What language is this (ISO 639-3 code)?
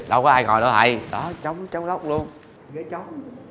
vie